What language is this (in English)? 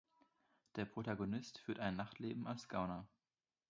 German